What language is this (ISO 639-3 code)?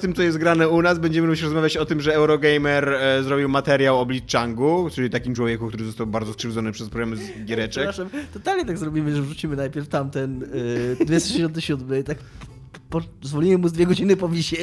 pol